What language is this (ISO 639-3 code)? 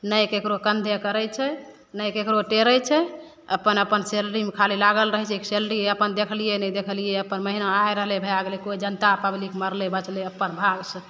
mai